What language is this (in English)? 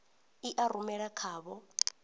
Venda